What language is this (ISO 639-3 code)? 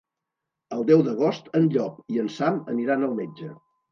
cat